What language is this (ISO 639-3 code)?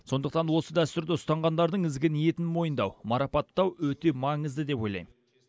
kaz